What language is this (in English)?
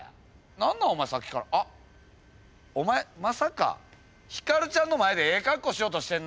Japanese